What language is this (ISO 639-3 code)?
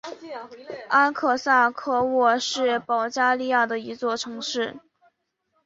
zho